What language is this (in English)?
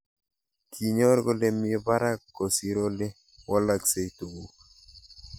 Kalenjin